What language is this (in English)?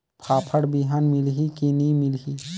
Chhattisgarhi